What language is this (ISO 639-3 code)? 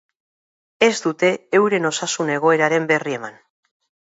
eus